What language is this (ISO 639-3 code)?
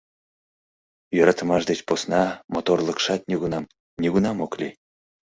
chm